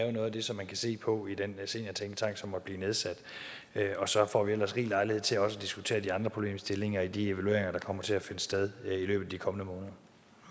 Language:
Danish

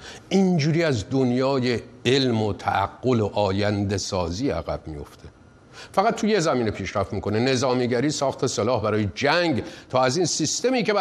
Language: Persian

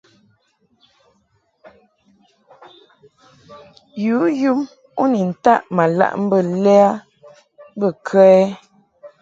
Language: Mungaka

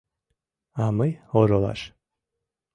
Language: Mari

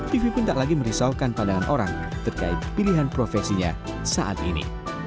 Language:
Indonesian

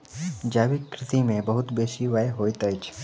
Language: Maithili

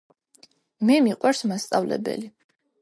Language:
Georgian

